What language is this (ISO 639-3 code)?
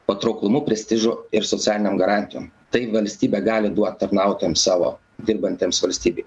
lit